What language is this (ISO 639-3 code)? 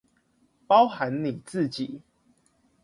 zho